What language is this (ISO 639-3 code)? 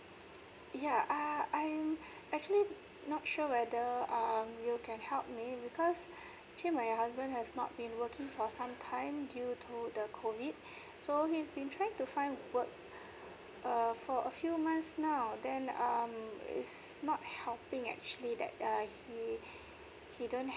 eng